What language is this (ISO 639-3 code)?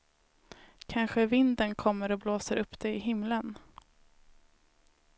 swe